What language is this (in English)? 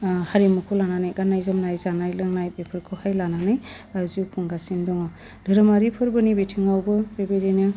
Bodo